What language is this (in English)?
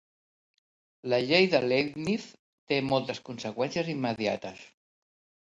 Catalan